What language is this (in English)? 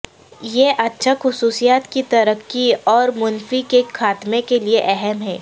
Urdu